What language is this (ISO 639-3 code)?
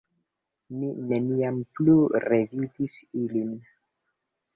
epo